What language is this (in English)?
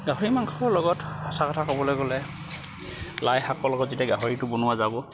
Assamese